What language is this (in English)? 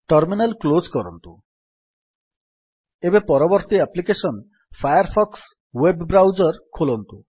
Odia